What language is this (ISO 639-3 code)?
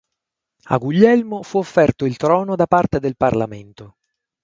ita